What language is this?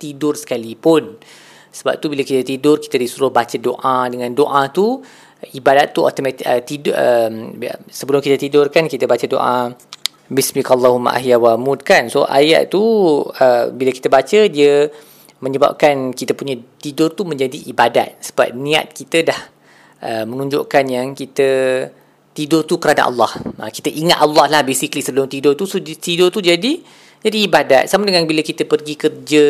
Malay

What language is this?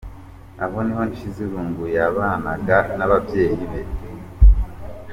Kinyarwanda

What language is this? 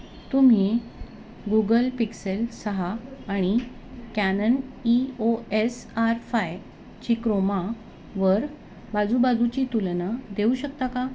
Marathi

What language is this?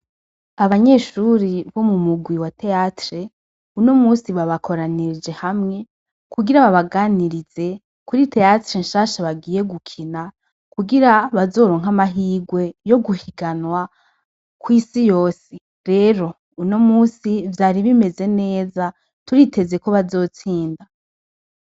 Rundi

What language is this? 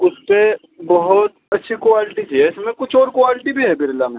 Urdu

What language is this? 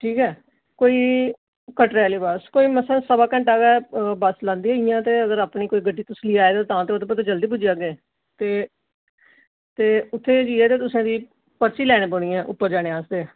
Dogri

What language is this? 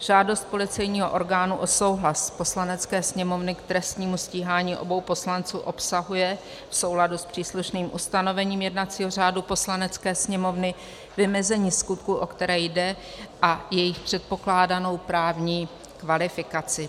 Czech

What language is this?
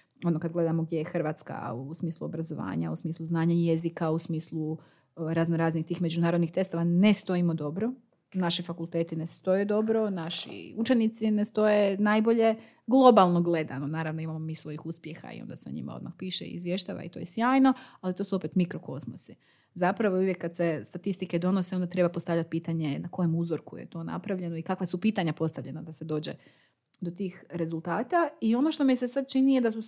Croatian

